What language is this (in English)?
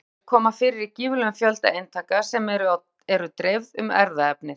Icelandic